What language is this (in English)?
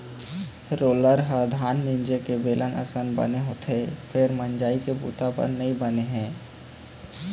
Chhattisgarhi